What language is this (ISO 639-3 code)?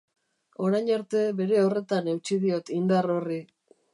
eus